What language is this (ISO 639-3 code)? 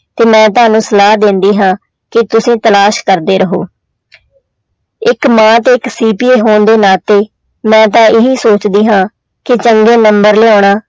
pan